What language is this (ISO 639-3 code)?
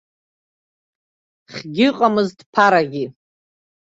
abk